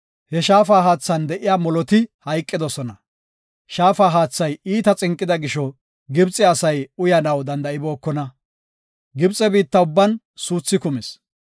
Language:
Gofa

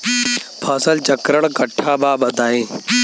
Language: Bhojpuri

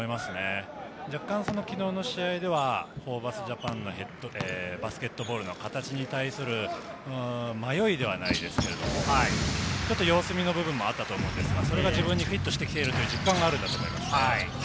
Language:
Japanese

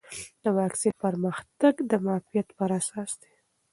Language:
Pashto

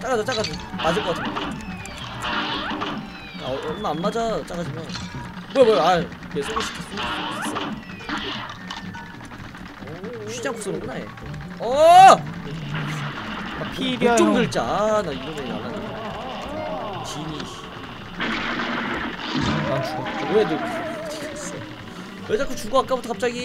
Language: Korean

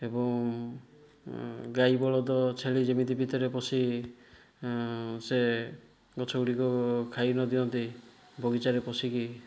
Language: Odia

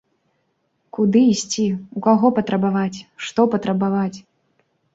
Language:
Belarusian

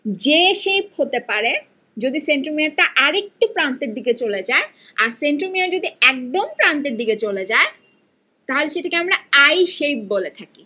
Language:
Bangla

